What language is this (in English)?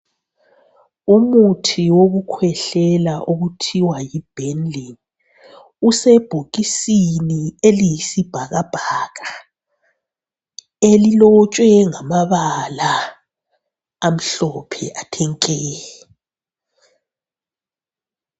North Ndebele